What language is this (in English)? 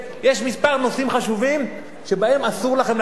Hebrew